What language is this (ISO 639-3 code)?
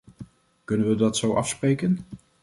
nld